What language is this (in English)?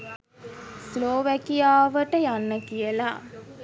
Sinhala